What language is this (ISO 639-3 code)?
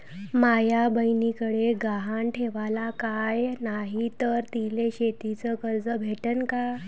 mar